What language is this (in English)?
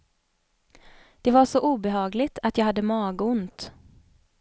Swedish